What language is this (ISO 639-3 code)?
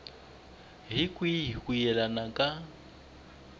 tso